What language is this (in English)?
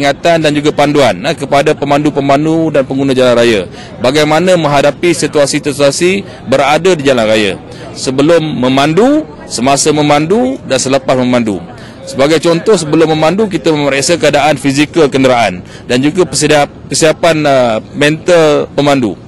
Malay